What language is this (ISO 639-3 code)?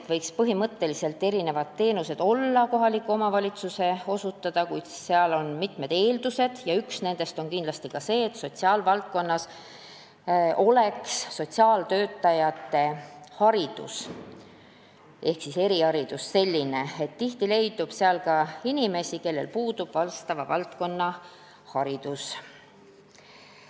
est